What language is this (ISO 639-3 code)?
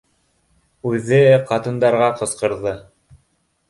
bak